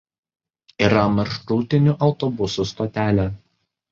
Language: Lithuanian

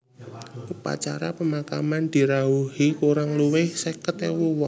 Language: Javanese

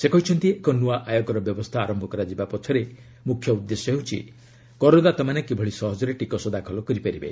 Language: Odia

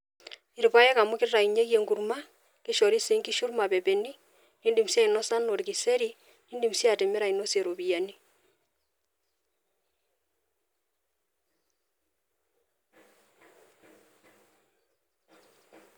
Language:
Masai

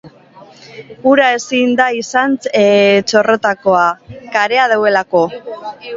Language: Basque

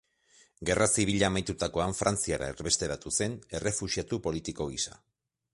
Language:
Basque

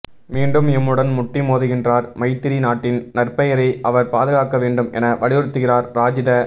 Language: Tamil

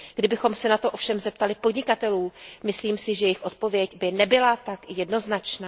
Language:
Czech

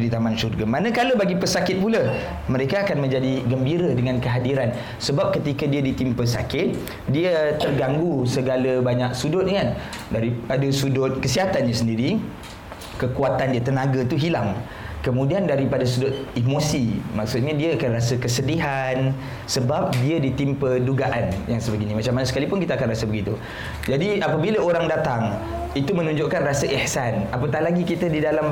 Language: Malay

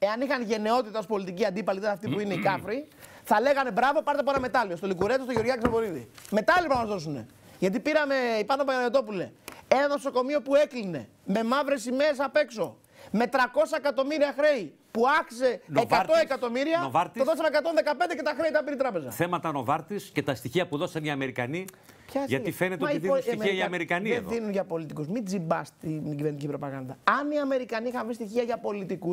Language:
Greek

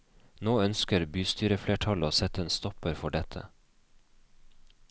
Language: Norwegian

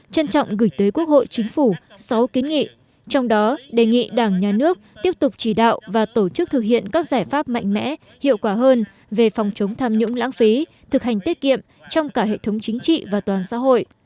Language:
Vietnamese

